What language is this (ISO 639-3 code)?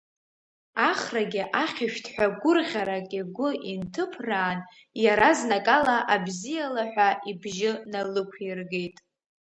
abk